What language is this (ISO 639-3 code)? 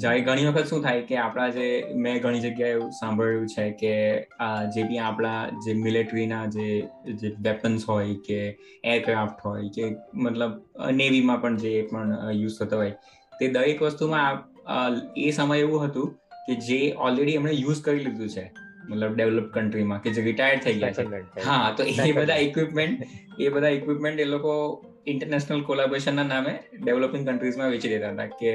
guj